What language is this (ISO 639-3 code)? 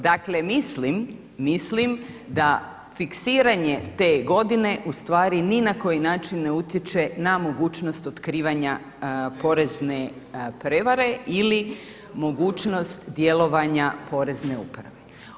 hrv